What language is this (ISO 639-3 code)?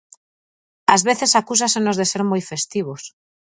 glg